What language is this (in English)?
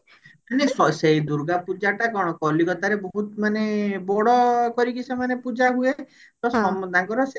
Odia